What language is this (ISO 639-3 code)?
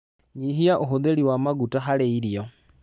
kik